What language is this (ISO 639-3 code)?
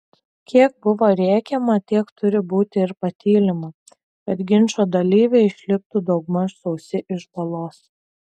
lit